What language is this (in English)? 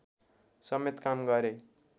Nepali